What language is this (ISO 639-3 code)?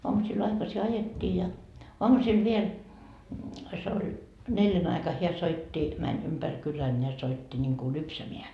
fin